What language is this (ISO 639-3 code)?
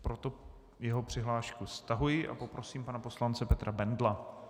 ces